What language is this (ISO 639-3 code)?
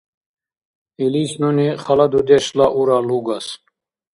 dar